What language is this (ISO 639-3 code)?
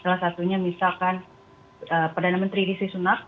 ind